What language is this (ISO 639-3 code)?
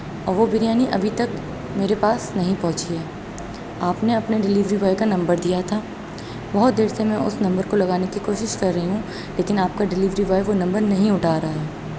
urd